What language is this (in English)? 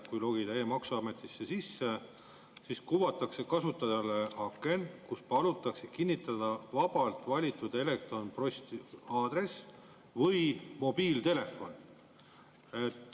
Estonian